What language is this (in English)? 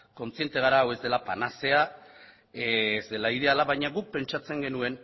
Basque